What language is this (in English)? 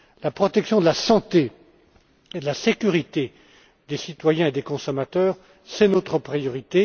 French